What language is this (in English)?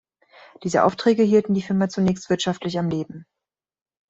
German